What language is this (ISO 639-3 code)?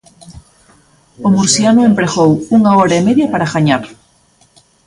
glg